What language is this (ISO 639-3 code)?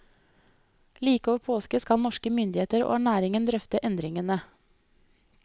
nor